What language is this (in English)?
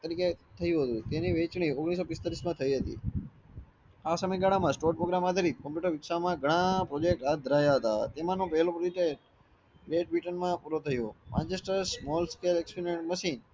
Gujarati